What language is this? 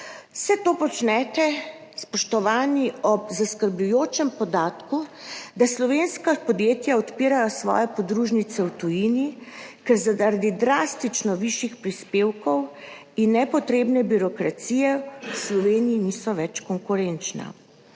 Slovenian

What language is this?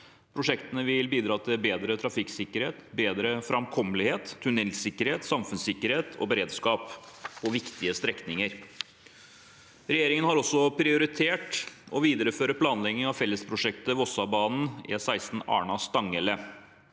Norwegian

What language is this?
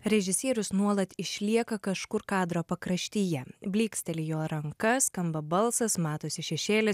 Lithuanian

